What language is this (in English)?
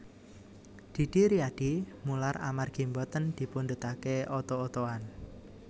Javanese